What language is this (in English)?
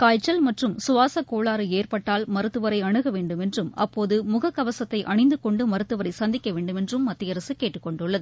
Tamil